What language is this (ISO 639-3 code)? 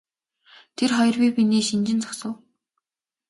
mon